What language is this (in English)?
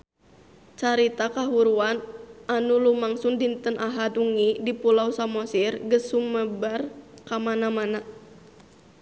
Sundanese